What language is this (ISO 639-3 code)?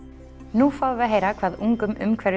isl